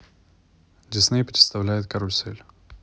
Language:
Russian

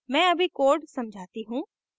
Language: Hindi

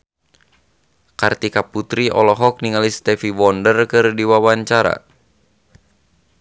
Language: Sundanese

